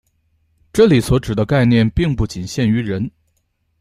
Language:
Chinese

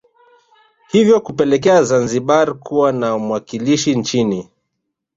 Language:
Swahili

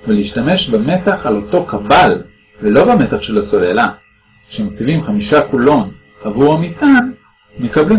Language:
Hebrew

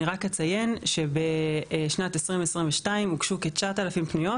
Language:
Hebrew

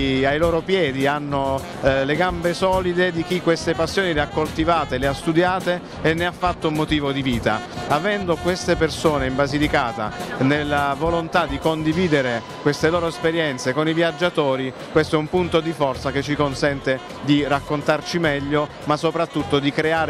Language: Italian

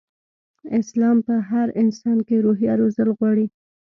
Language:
Pashto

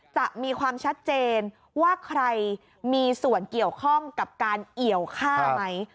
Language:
Thai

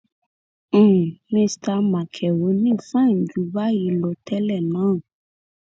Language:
Yoruba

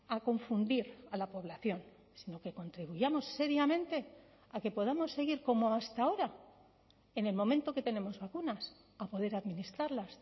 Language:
Spanish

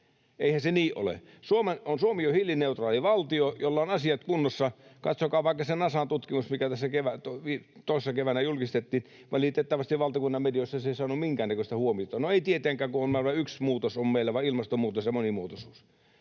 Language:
Finnish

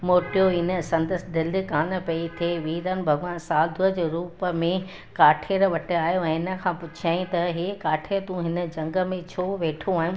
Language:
Sindhi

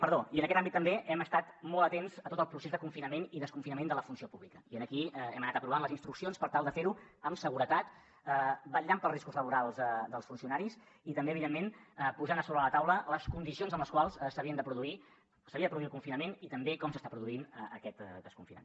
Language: Catalan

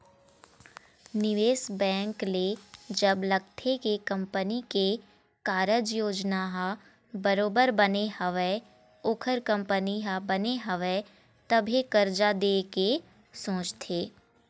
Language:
Chhattisgarhi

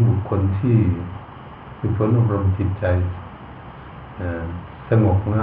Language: Thai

